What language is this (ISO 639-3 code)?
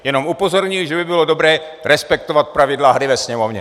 ces